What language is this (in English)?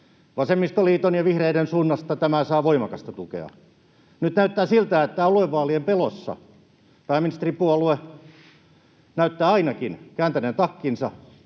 Finnish